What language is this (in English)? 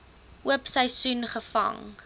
Afrikaans